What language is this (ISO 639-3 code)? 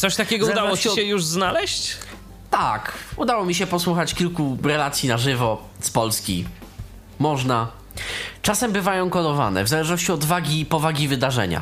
pol